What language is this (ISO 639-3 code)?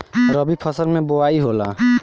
bho